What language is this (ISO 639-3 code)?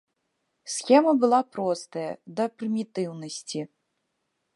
bel